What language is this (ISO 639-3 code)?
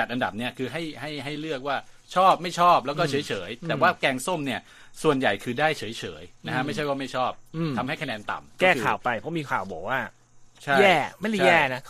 tha